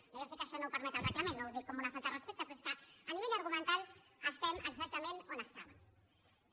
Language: Catalan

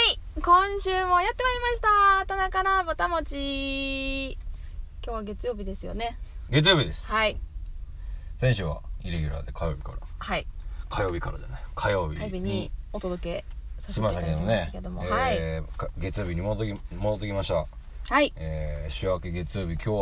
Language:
Japanese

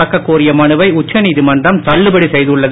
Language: Tamil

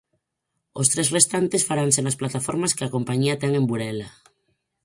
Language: Galician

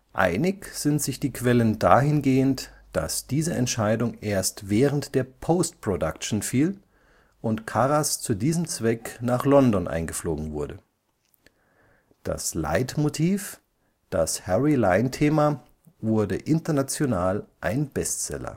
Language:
German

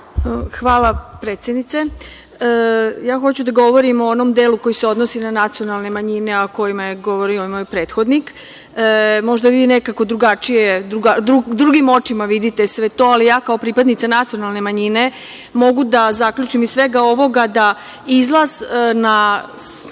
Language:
Serbian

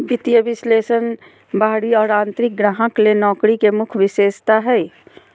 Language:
Magahi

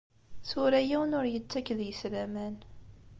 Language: Kabyle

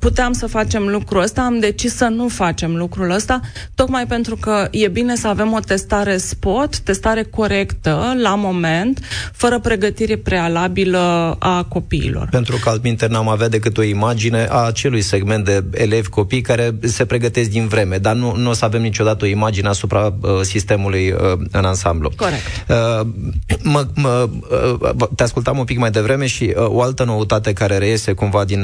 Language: Romanian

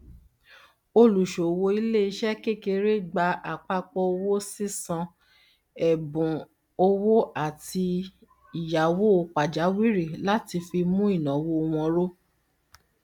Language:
Yoruba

